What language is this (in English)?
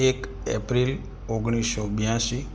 Gujarati